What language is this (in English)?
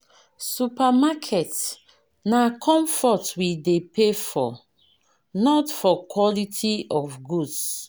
Nigerian Pidgin